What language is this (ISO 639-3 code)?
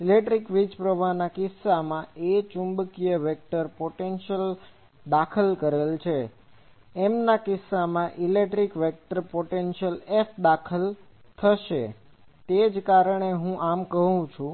guj